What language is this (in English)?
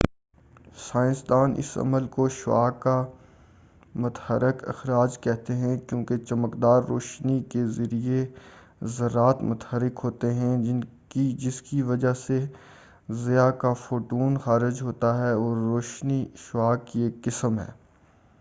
Urdu